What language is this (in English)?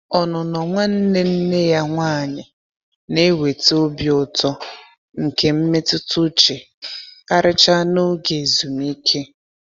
Igbo